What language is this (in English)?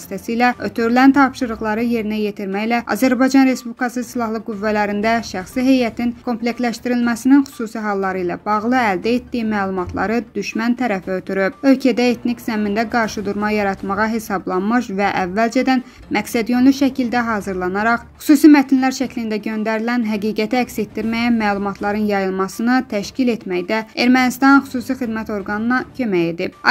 Turkish